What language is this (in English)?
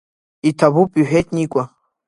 Abkhazian